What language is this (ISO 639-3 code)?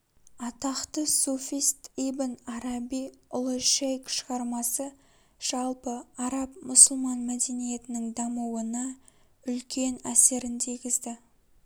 kaz